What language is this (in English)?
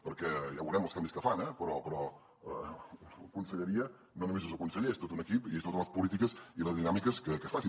Catalan